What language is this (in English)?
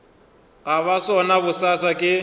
Northern Sotho